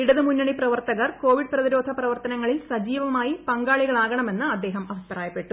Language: Malayalam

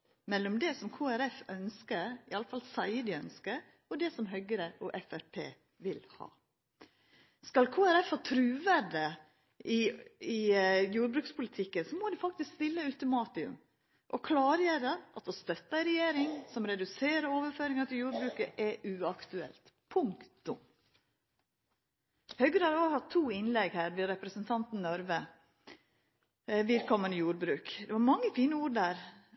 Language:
Norwegian Nynorsk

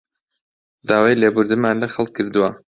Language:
Central Kurdish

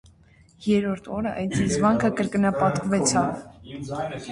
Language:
Armenian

